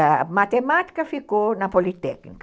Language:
Portuguese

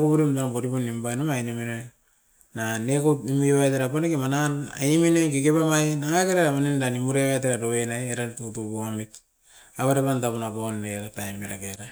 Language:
Askopan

